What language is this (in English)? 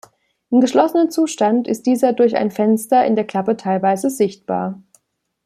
German